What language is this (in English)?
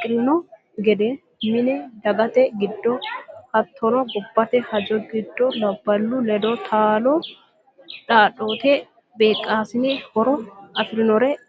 Sidamo